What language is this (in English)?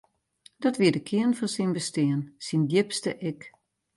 Western Frisian